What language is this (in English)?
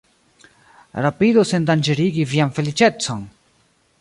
Esperanto